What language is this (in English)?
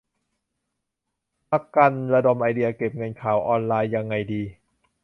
Thai